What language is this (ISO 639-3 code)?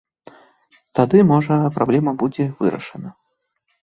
bel